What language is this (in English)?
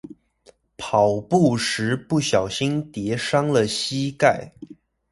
Chinese